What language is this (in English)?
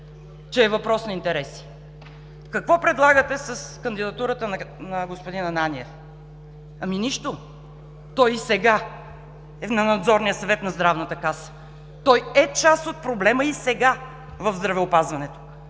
Bulgarian